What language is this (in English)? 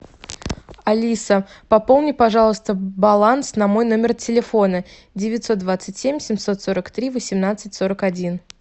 Russian